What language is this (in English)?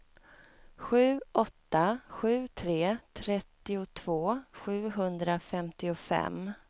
Swedish